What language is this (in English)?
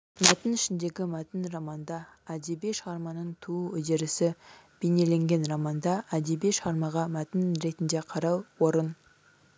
Kazakh